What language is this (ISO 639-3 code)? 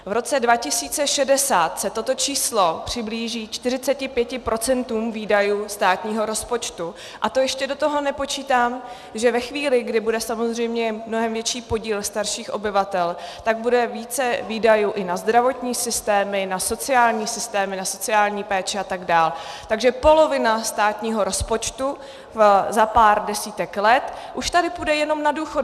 ces